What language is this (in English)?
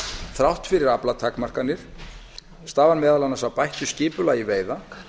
Icelandic